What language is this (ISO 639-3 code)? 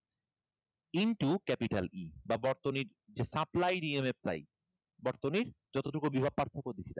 ben